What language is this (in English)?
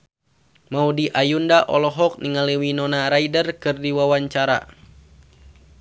Sundanese